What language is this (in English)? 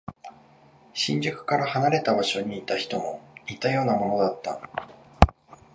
Japanese